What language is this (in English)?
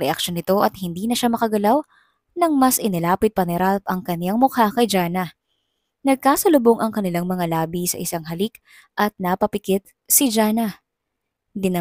Filipino